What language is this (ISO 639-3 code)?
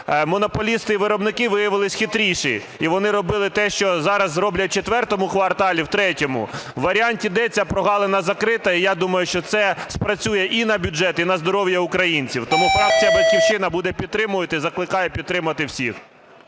ukr